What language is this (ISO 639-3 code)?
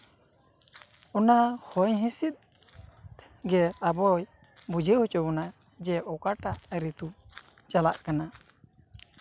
sat